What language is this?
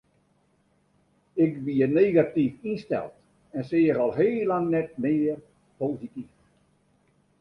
Western Frisian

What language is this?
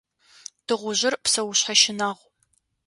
Adyghe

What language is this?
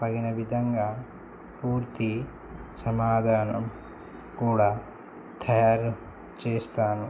Telugu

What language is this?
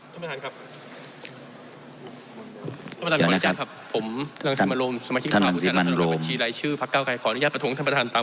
Thai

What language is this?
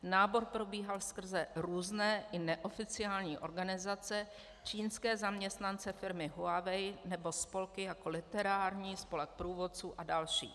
Czech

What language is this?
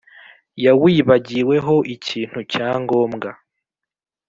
Kinyarwanda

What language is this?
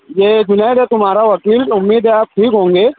Urdu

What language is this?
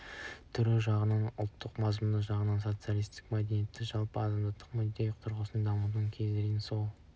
Kazakh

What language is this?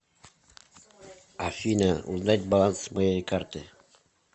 Russian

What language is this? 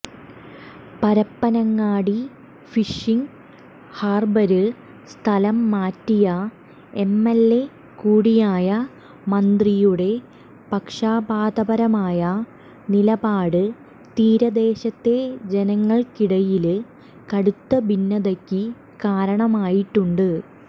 Malayalam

